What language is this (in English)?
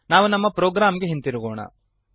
Kannada